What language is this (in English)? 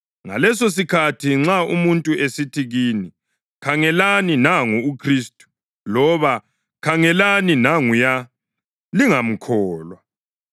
North Ndebele